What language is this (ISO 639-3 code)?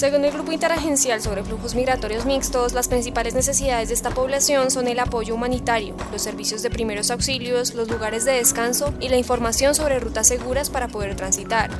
spa